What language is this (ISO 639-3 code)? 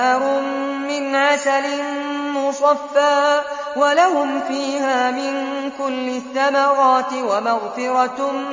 ara